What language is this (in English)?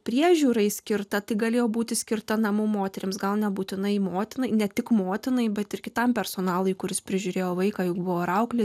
Lithuanian